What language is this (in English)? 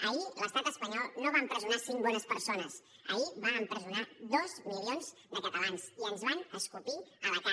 Catalan